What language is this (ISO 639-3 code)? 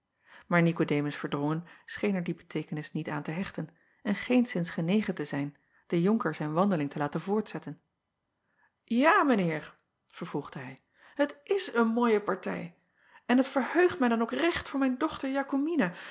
nld